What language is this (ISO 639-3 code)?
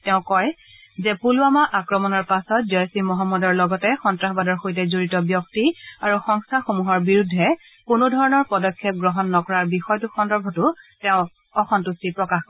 asm